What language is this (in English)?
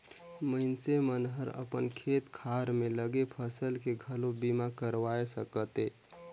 Chhattisgarhi